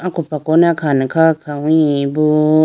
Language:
Idu-Mishmi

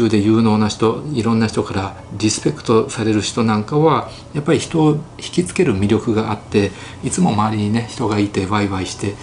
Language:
Japanese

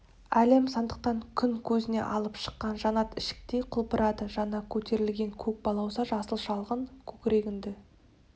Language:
Kazakh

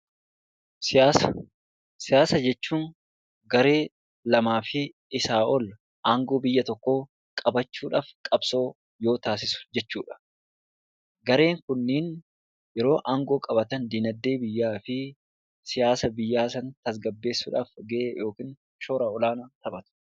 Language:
Oromo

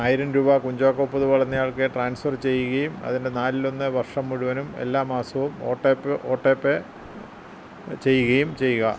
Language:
Malayalam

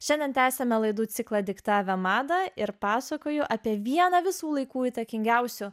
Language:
Lithuanian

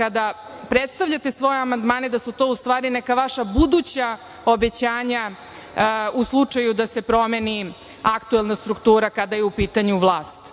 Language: Serbian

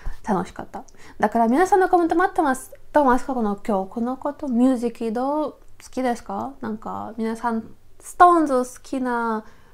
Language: Japanese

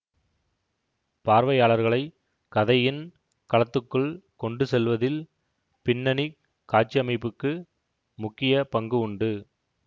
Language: Tamil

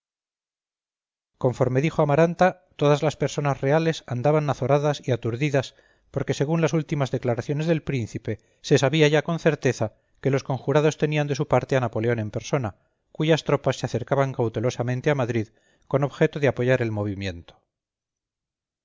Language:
Spanish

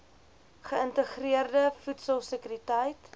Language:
Afrikaans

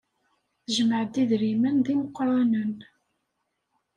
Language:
Kabyle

